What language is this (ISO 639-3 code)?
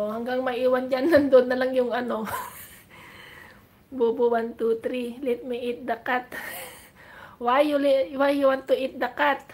fil